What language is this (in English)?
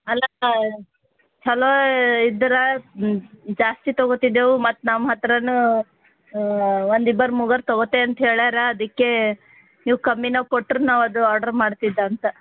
Kannada